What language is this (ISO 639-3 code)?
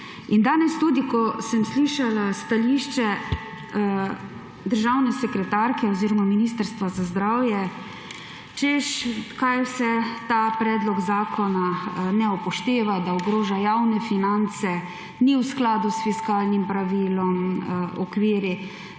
slv